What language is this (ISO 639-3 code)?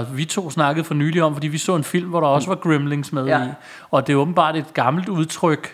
dan